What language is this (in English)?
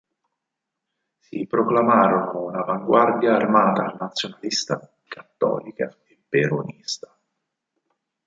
Italian